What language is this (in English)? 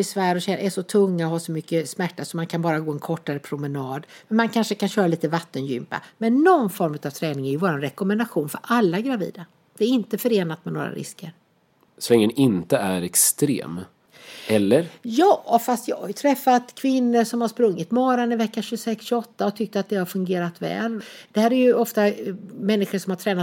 Swedish